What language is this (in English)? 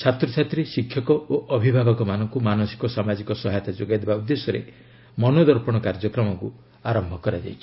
Odia